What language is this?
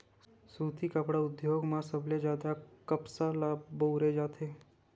Chhattisgarhi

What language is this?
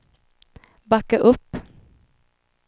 Swedish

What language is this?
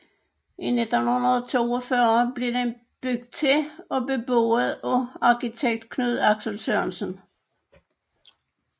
Danish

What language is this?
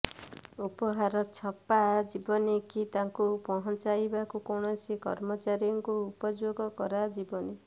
Odia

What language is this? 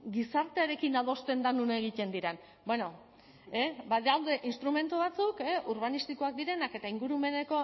Basque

